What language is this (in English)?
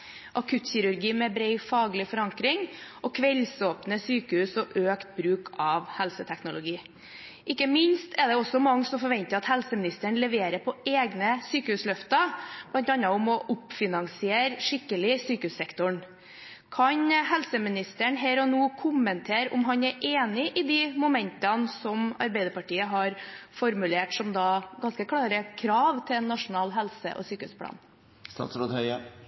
Norwegian Bokmål